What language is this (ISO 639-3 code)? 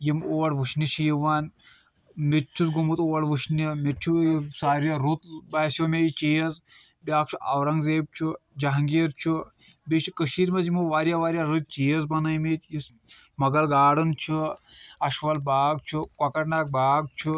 kas